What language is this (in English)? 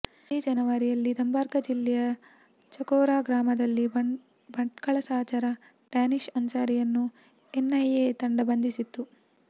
Kannada